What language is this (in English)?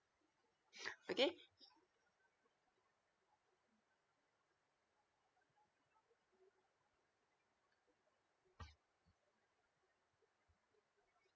English